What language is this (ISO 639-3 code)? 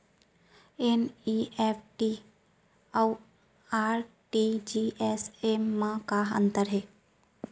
hne